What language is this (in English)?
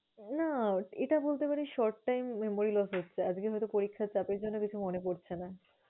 Bangla